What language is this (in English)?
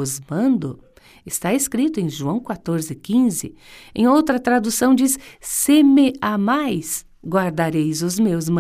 Portuguese